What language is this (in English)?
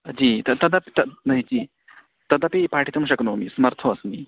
Sanskrit